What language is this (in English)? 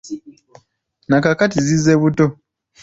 Ganda